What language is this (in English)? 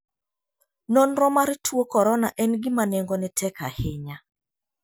Luo (Kenya and Tanzania)